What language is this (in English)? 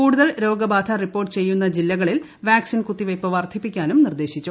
Malayalam